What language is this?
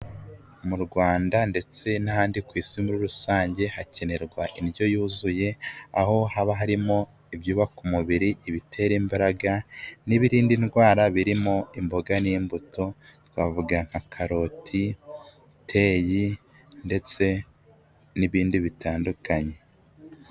Kinyarwanda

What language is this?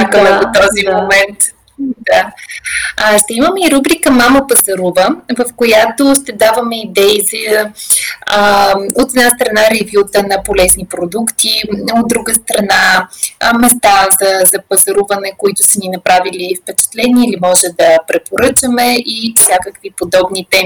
Bulgarian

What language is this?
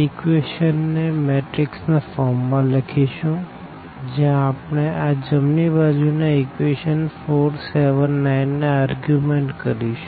Gujarati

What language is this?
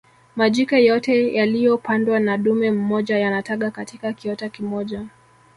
Swahili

